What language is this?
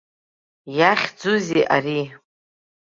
Abkhazian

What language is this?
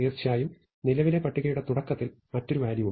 Malayalam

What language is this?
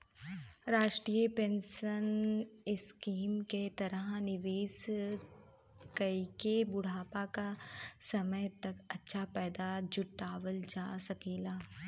Bhojpuri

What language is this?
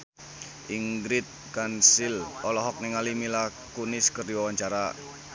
Sundanese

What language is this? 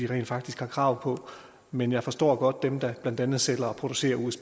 Danish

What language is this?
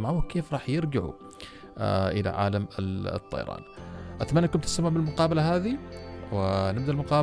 Arabic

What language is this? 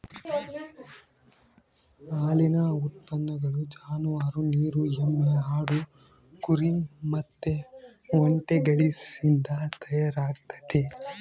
Kannada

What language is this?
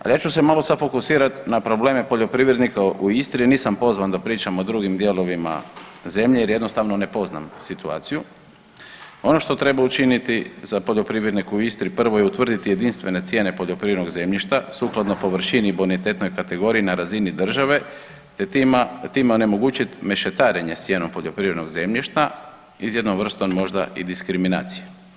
Croatian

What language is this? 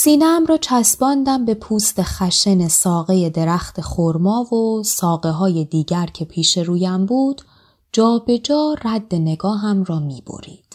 Persian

